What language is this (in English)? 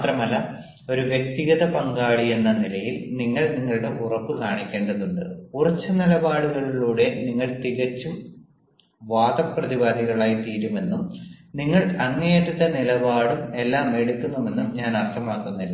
Malayalam